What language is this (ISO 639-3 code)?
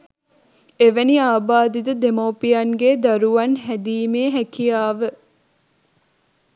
sin